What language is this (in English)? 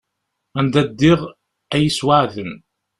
Kabyle